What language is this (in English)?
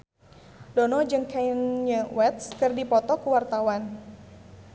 Sundanese